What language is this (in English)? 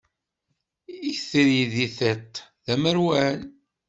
Kabyle